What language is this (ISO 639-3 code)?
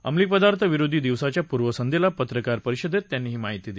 mar